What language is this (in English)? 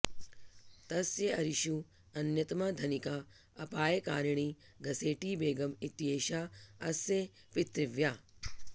Sanskrit